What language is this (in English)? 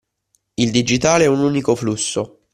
Italian